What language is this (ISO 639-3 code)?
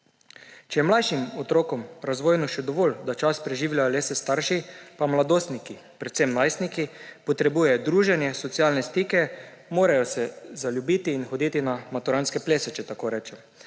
slv